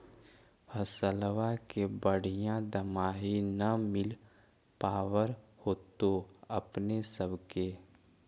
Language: Magahi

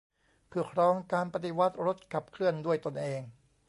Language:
Thai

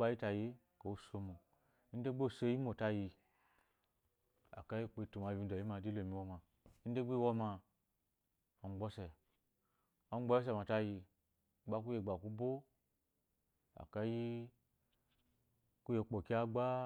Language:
Eloyi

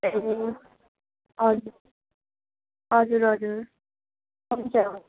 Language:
Nepali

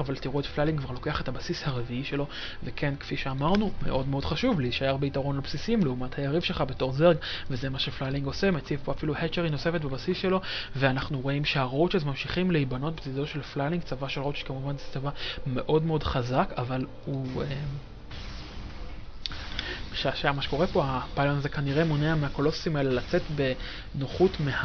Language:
Hebrew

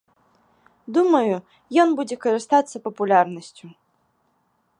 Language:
Belarusian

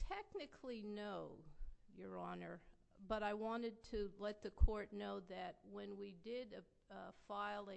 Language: English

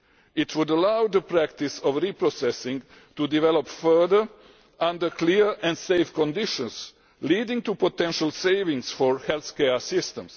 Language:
English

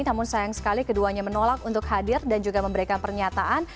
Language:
Indonesian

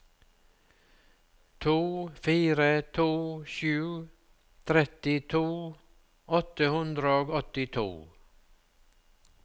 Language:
Norwegian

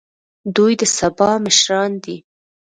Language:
Pashto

